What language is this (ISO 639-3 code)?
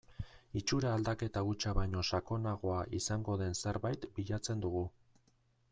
eus